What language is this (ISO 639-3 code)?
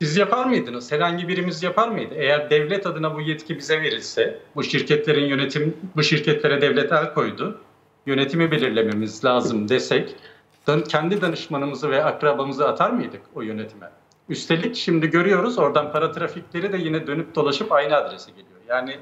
tur